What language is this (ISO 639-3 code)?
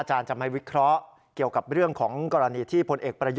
tha